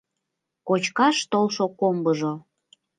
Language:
Mari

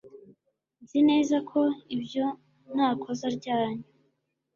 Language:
Kinyarwanda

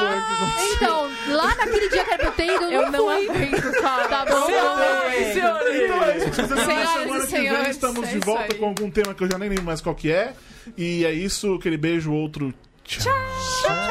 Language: Portuguese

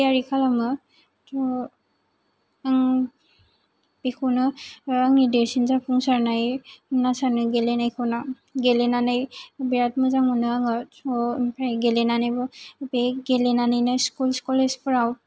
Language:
Bodo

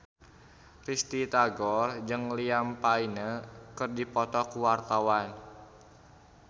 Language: Sundanese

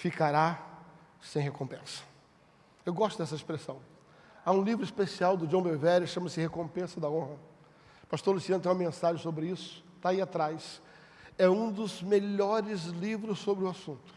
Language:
Portuguese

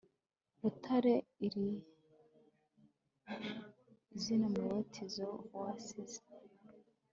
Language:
Kinyarwanda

